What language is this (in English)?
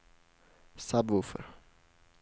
Swedish